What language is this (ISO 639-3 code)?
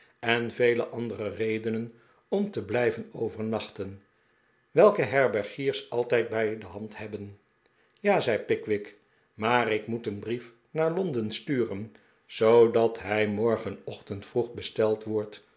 nld